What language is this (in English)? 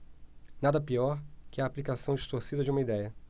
Portuguese